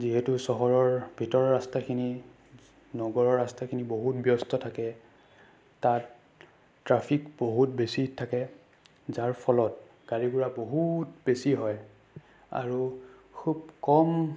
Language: Assamese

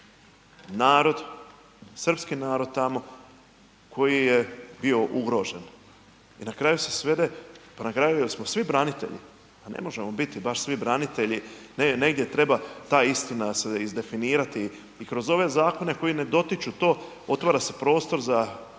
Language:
Croatian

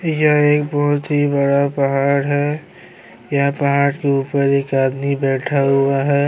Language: Urdu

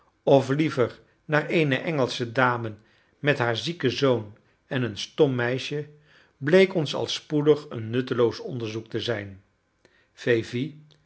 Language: Dutch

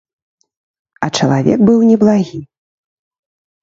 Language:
Belarusian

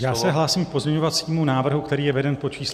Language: Czech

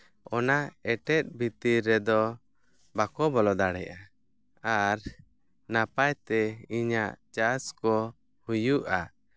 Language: Santali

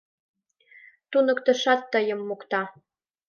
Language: Mari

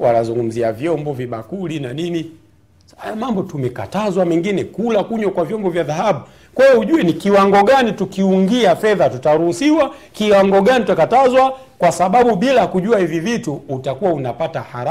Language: Swahili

